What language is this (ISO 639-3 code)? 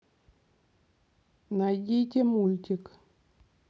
rus